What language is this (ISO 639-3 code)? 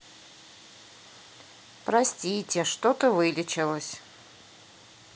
rus